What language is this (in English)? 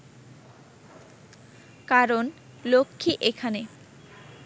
Bangla